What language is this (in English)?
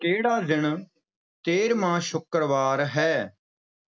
Punjabi